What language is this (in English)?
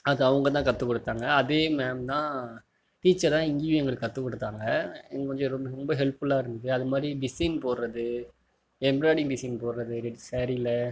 Tamil